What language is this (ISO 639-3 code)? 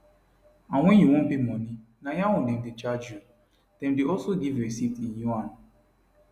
pcm